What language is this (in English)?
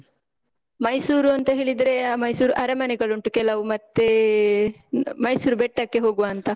Kannada